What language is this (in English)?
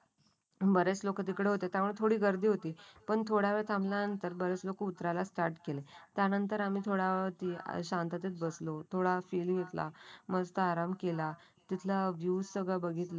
Marathi